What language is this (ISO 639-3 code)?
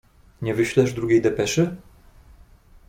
pol